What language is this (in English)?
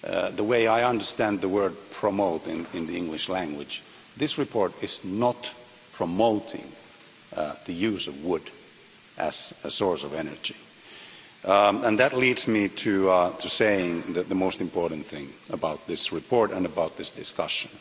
English